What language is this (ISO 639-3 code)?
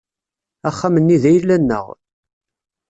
kab